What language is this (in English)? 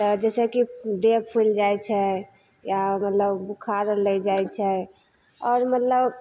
Maithili